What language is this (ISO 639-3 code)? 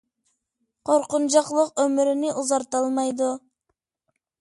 uig